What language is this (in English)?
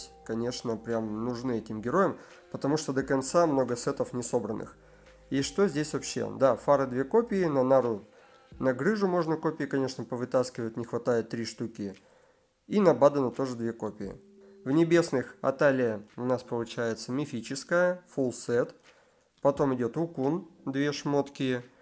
Russian